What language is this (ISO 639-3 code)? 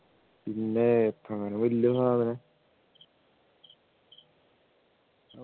mal